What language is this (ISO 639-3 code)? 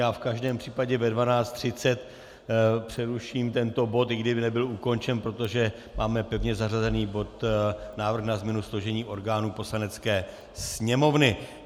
ces